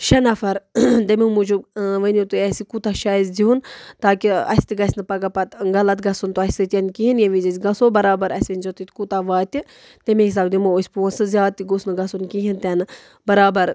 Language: Kashmiri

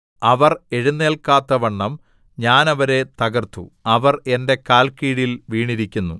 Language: Malayalam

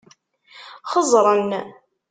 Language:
Kabyle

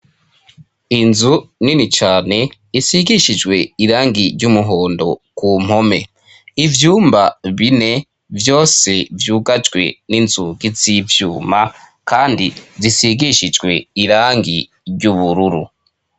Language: Rundi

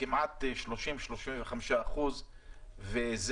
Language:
Hebrew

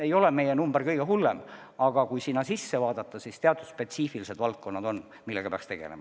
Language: Estonian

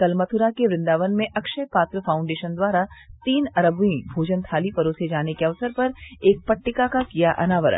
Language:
Hindi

